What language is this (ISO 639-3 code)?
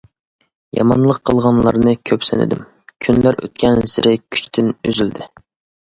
uig